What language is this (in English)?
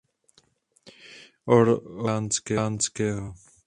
Czech